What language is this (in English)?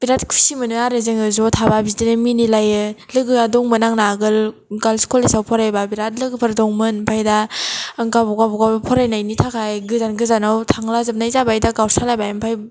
Bodo